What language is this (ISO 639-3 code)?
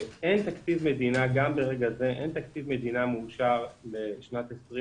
heb